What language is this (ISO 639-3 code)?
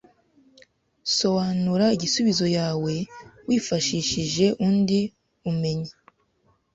kin